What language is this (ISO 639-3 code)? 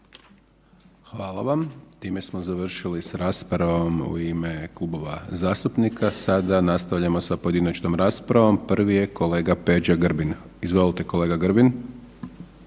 hrv